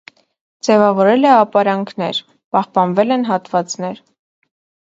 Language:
Armenian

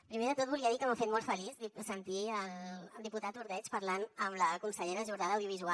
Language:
Catalan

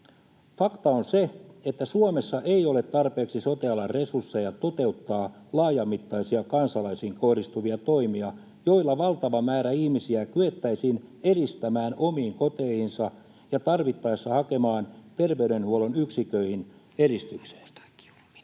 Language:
Finnish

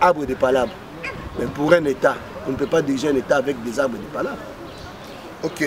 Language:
French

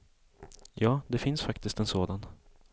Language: Swedish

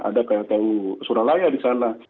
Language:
Indonesian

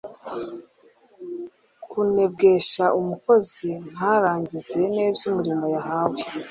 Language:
Kinyarwanda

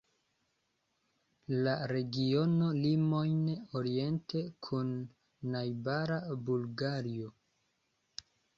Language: Esperanto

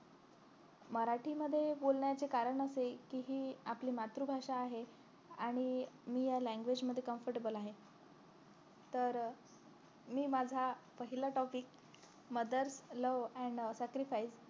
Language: Marathi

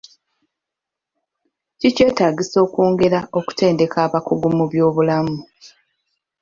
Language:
Ganda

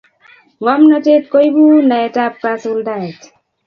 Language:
Kalenjin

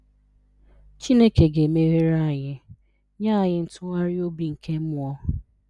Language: Igbo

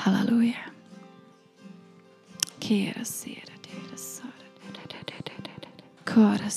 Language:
Czech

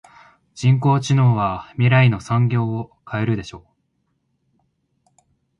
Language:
Japanese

